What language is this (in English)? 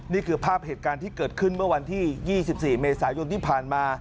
Thai